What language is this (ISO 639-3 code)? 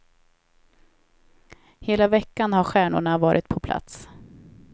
swe